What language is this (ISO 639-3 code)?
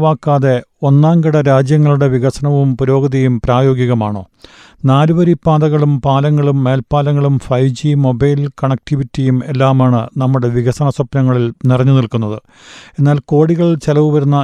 mal